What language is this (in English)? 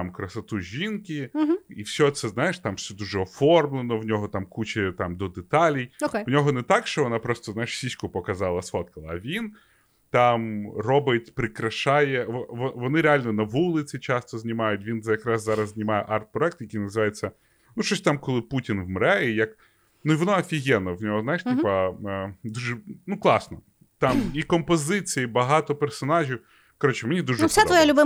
Ukrainian